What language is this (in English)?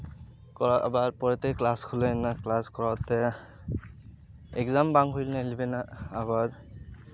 Santali